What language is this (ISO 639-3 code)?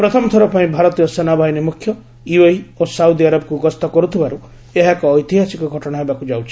ori